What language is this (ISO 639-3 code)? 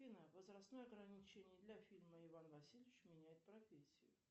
rus